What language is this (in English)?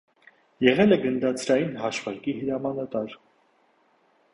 Armenian